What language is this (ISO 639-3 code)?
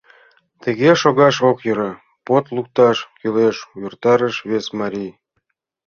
chm